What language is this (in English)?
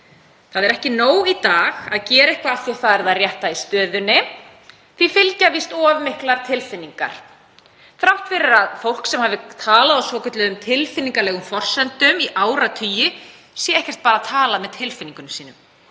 Icelandic